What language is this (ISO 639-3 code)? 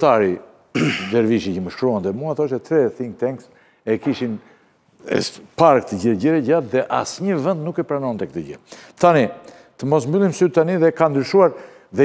ron